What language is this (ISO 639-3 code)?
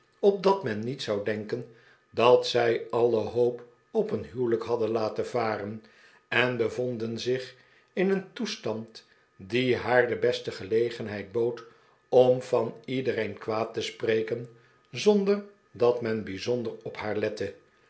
nld